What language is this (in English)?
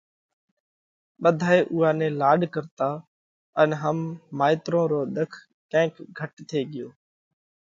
Parkari Koli